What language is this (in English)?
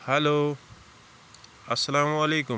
Kashmiri